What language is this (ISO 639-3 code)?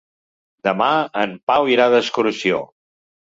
cat